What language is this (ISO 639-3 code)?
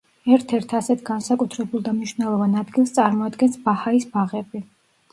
kat